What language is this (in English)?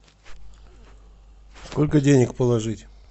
Russian